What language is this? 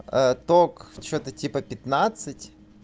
Russian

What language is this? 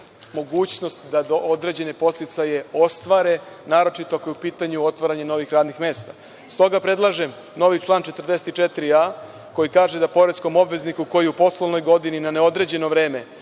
Serbian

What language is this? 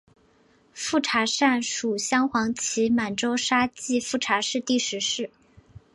Chinese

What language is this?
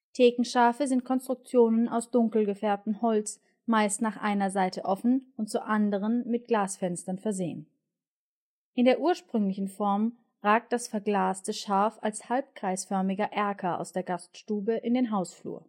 German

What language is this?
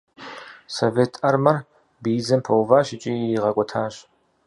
Kabardian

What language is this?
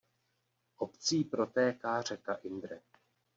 Czech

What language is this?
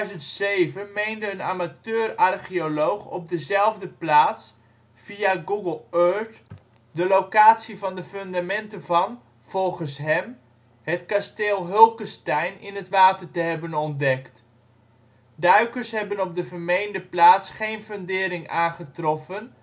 Dutch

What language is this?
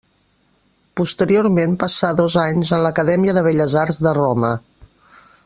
Catalan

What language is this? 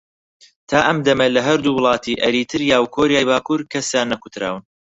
Central Kurdish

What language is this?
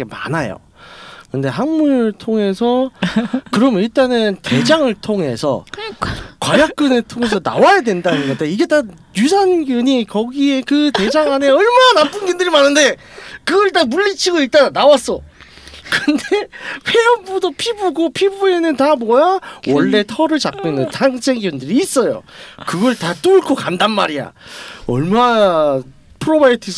Korean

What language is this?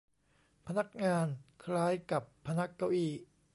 Thai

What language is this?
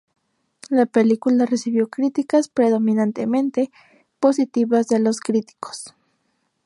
Spanish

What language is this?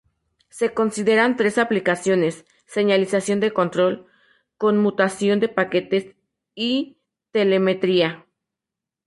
Spanish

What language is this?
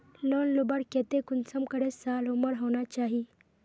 Magahi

